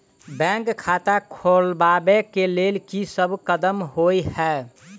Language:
Maithili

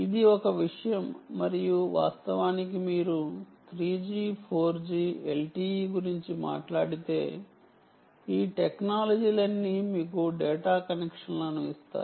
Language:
Telugu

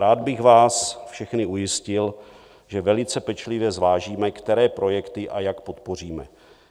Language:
Czech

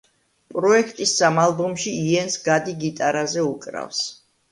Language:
Georgian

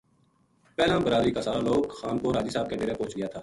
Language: Gujari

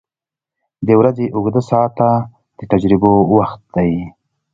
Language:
Pashto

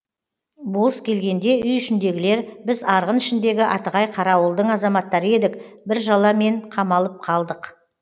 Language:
Kazakh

